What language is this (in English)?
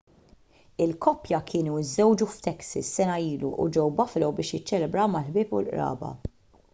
Maltese